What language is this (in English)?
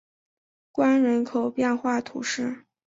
Chinese